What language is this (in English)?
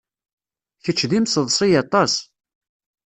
Kabyle